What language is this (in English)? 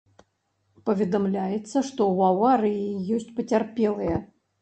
Belarusian